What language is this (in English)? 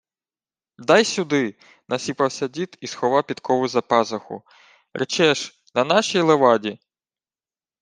Ukrainian